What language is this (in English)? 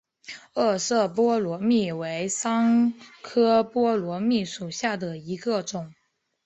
Chinese